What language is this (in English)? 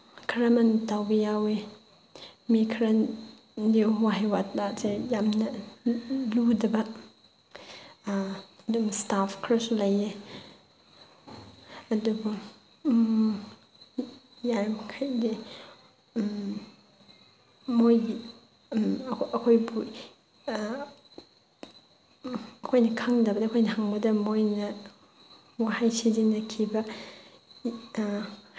Manipuri